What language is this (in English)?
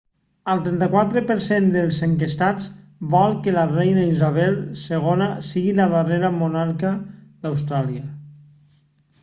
Catalan